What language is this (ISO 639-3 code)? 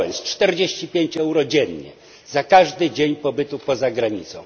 pol